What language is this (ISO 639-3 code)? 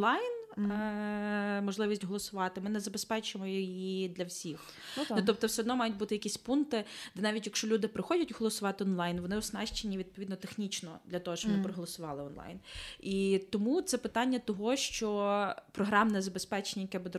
ukr